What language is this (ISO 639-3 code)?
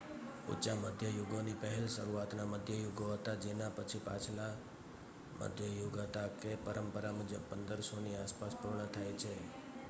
guj